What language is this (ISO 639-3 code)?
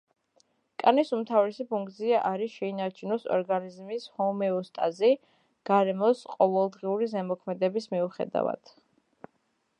kat